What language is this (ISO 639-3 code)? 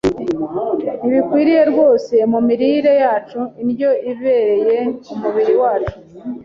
kin